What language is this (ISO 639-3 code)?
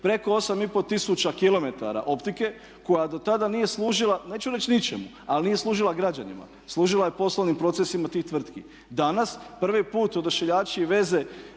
hrv